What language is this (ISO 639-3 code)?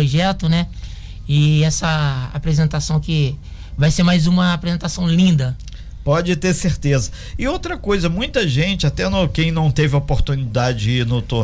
por